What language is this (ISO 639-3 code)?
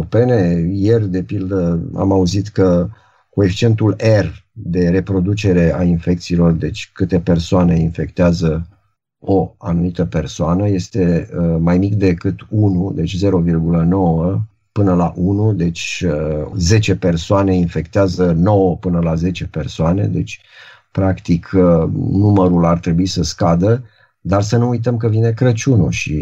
ron